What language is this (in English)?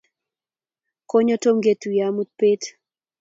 Kalenjin